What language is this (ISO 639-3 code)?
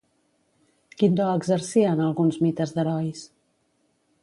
cat